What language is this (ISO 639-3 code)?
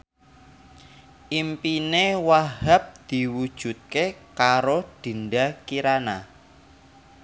jav